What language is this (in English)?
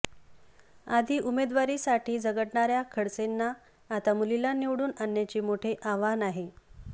Marathi